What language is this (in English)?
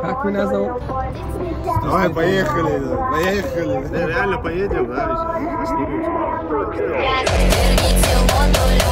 Russian